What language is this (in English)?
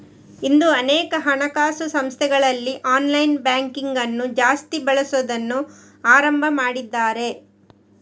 Kannada